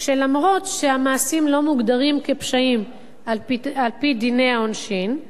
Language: Hebrew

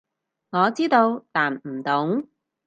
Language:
Cantonese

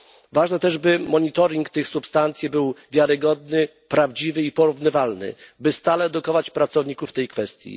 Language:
Polish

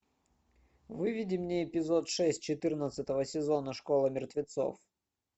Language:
Russian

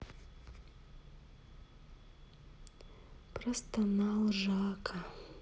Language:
Russian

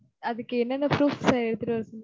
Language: Tamil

